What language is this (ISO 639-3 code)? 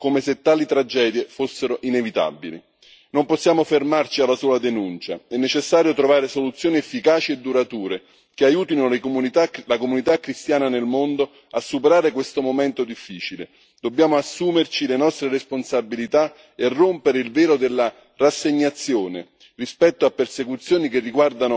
ita